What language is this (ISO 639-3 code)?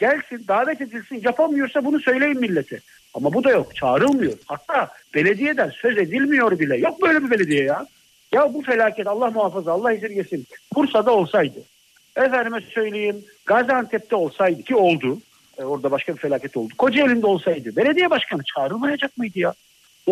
tur